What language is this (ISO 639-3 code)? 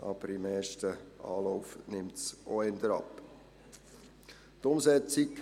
gsw